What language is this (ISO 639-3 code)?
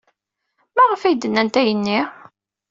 kab